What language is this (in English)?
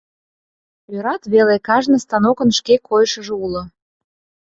Mari